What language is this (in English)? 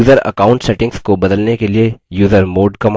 Hindi